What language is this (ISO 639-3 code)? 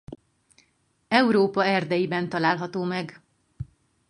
hun